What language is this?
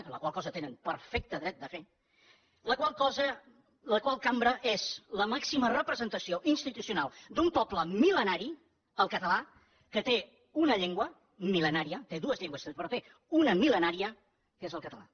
Catalan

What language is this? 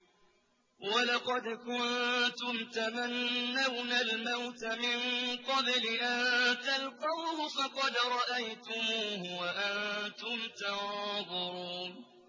Arabic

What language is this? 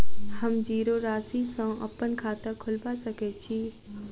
Maithili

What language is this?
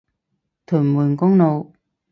Cantonese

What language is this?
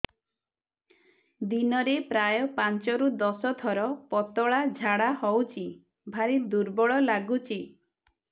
Odia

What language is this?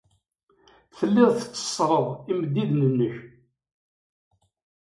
Kabyle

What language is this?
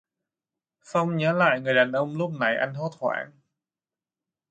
Vietnamese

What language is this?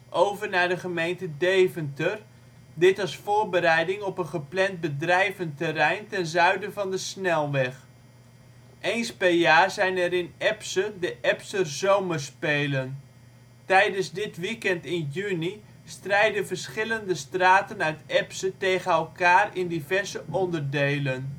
Dutch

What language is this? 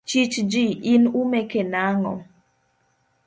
Luo (Kenya and Tanzania)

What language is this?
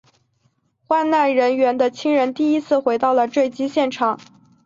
Chinese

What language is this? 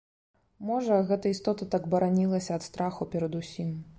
Belarusian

